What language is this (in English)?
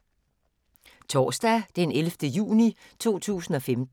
Danish